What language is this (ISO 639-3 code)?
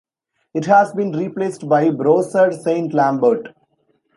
eng